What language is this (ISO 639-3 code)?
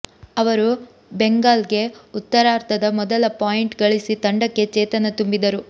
kan